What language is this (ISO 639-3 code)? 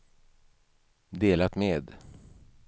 swe